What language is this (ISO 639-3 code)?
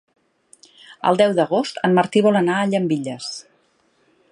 cat